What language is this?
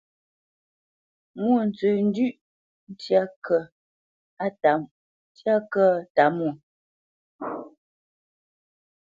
Bamenyam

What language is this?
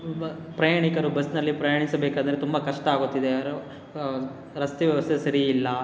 Kannada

